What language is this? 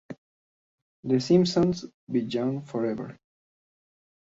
Spanish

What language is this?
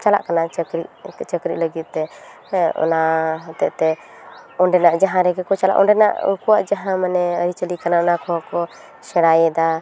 Santali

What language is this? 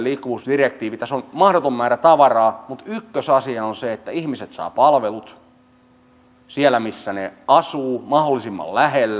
Finnish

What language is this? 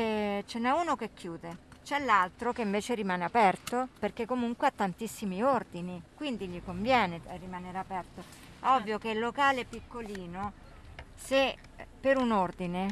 Italian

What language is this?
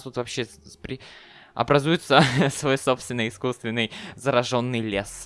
Russian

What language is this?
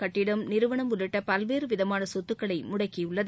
Tamil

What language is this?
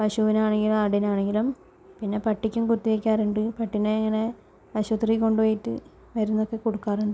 Malayalam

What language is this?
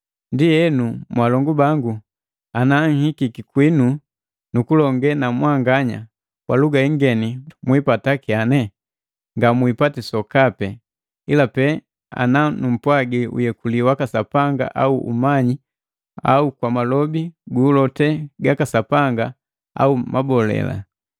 Matengo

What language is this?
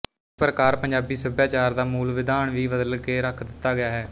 Punjabi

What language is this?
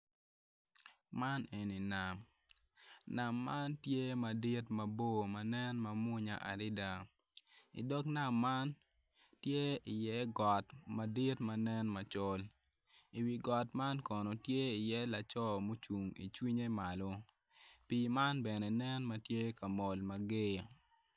Acoli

